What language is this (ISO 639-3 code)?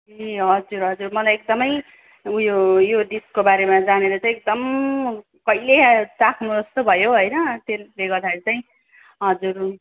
nep